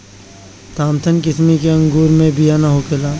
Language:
Bhojpuri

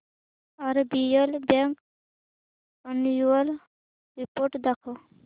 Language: Marathi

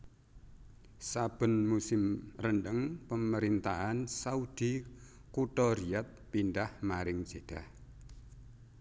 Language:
Javanese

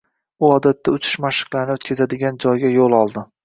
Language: Uzbek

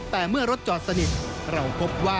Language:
Thai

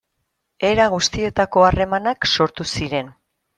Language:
Basque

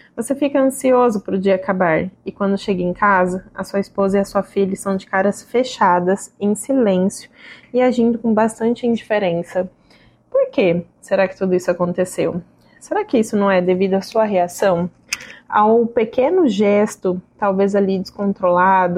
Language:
Portuguese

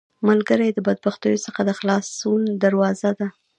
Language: Pashto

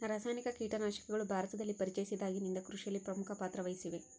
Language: Kannada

